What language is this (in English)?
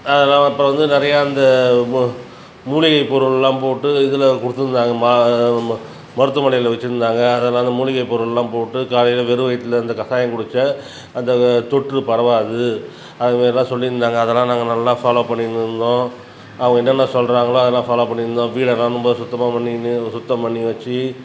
Tamil